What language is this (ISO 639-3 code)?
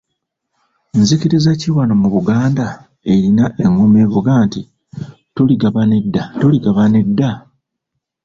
lug